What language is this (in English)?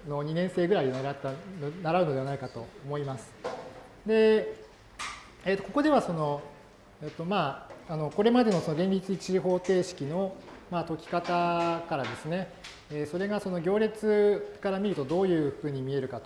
Japanese